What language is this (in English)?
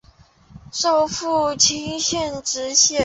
Chinese